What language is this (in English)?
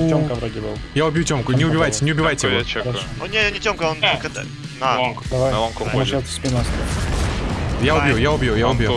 Russian